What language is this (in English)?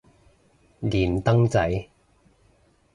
Cantonese